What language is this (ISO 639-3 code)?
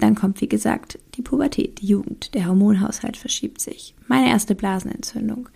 deu